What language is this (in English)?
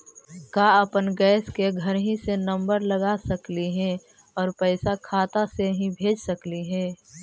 Magahi